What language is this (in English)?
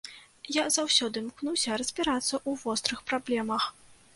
Belarusian